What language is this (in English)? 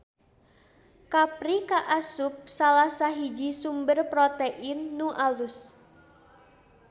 Sundanese